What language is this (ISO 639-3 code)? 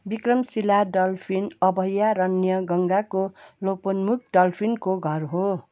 nep